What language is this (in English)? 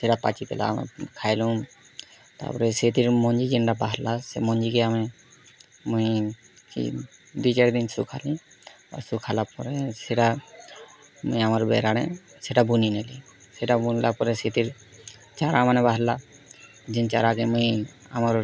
Odia